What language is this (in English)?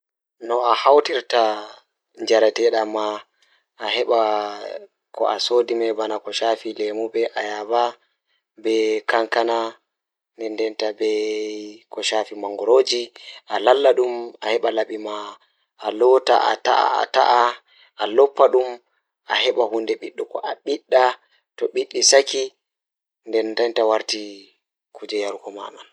Fula